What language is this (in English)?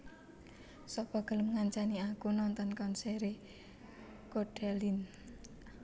Javanese